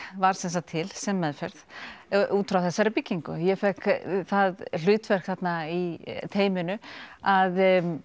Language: Icelandic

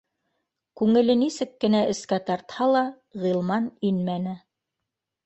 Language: Bashkir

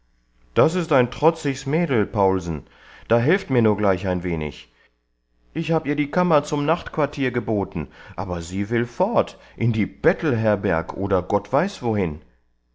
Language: German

